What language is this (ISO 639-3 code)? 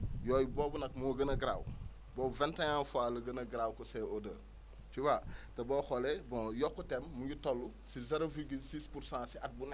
wol